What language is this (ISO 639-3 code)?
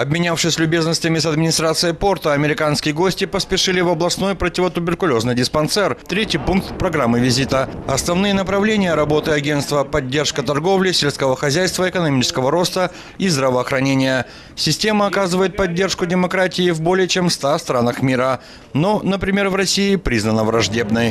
rus